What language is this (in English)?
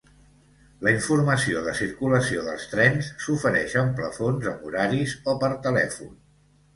Catalan